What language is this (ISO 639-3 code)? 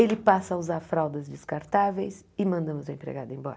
por